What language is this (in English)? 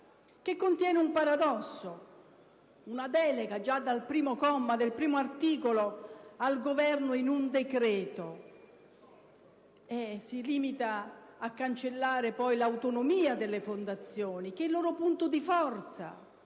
Italian